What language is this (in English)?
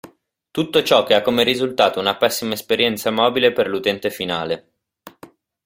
Italian